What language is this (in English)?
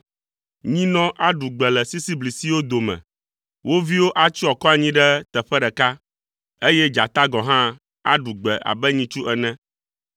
Ewe